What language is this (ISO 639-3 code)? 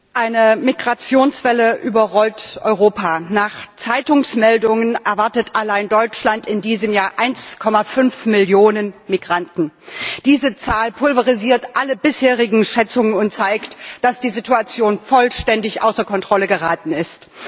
deu